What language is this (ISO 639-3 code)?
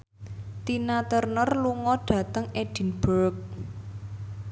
jav